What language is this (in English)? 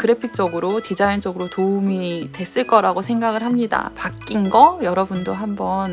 Korean